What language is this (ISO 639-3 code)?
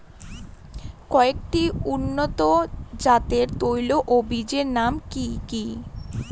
ben